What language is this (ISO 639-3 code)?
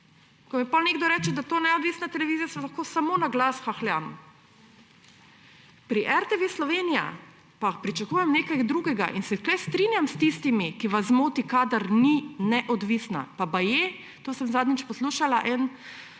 slv